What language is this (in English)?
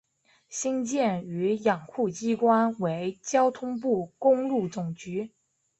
Chinese